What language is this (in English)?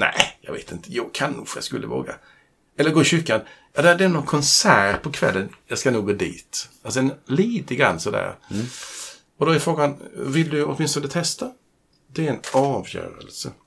Swedish